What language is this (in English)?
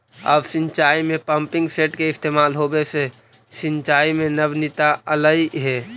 Magahi